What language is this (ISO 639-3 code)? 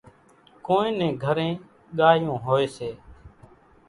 gjk